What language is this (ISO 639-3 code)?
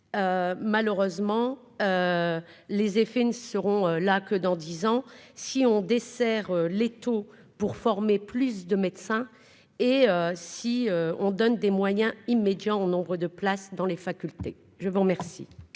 fra